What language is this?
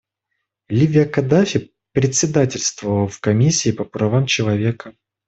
Russian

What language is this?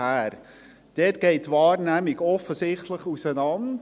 Swiss German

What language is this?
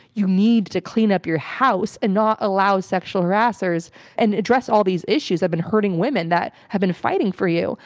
English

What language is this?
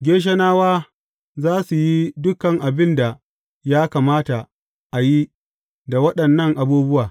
Hausa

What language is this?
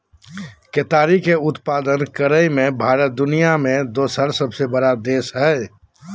Magahi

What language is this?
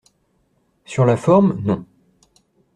French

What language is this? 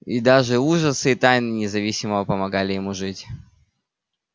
Russian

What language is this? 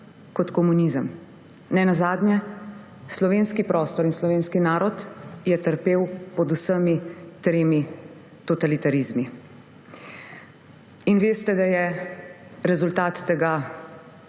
Slovenian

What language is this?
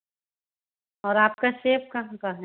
Hindi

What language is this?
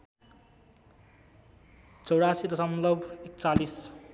Nepali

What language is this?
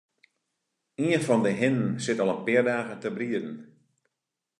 Western Frisian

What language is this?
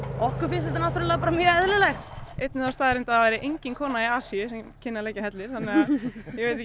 Icelandic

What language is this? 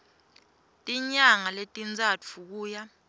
Swati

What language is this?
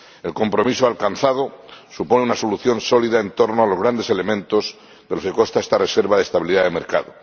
Spanish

